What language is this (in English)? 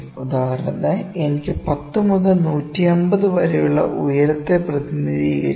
Malayalam